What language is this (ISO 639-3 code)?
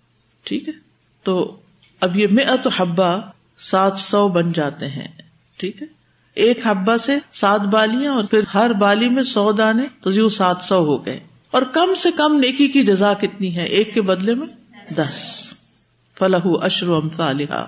urd